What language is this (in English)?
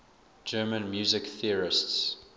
English